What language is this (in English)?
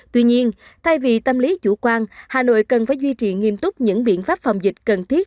Vietnamese